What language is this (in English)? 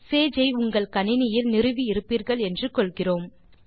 Tamil